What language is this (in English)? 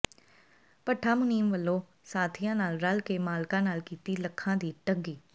Punjabi